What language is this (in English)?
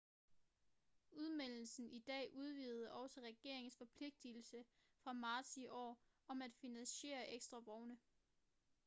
Danish